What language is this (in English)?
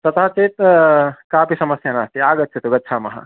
Sanskrit